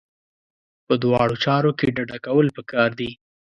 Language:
Pashto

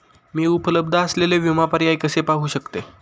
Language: Marathi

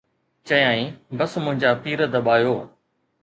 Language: Sindhi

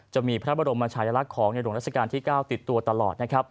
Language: Thai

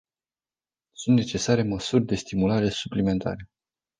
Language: Romanian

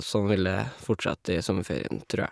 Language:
Norwegian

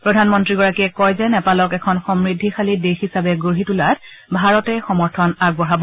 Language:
Assamese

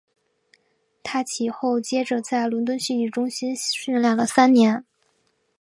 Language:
Chinese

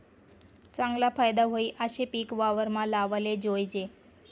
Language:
Marathi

